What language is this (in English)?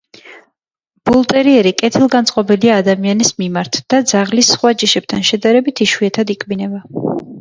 Georgian